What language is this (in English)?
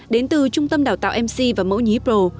Vietnamese